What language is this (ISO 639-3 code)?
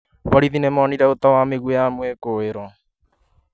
kik